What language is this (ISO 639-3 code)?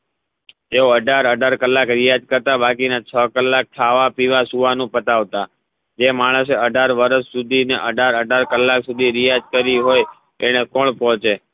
guj